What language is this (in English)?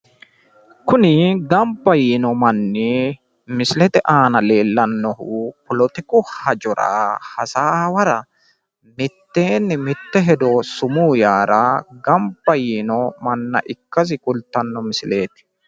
Sidamo